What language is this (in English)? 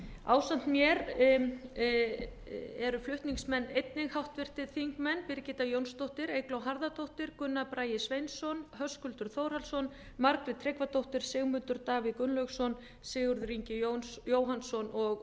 Icelandic